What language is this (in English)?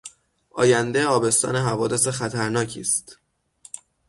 Persian